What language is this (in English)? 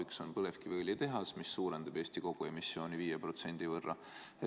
Estonian